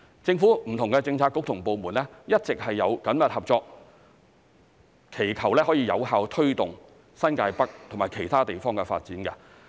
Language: Cantonese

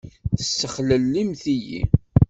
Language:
Kabyle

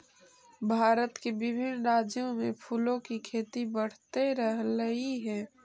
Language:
Magahi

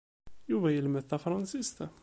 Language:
Kabyle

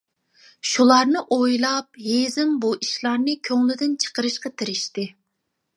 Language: Uyghur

